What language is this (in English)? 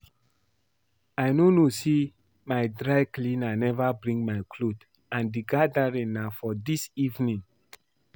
Nigerian Pidgin